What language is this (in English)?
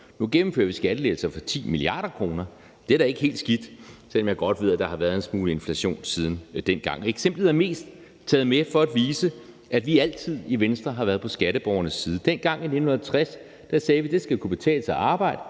Danish